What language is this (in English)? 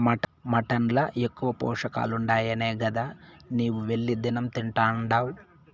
Telugu